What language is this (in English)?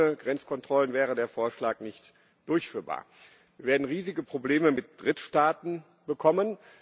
German